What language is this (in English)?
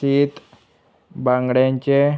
Konkani